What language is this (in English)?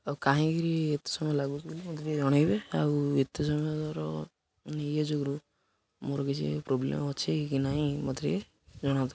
Odia